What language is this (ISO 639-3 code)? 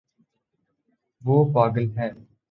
urd